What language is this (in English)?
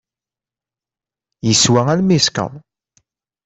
Kabyle